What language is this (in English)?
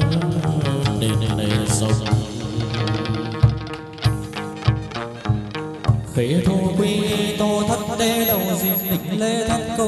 Vietnamese